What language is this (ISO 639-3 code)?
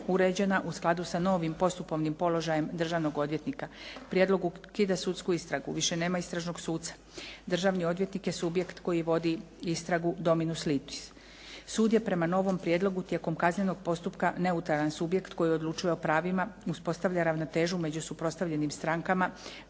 hrv